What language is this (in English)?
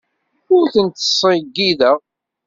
Kabyle